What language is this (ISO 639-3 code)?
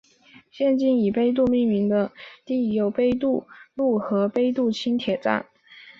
zho